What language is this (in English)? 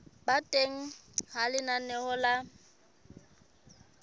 Southern Sotho